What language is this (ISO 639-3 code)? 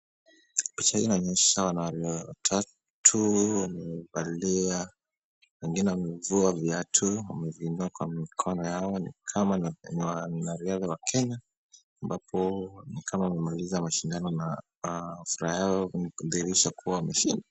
swa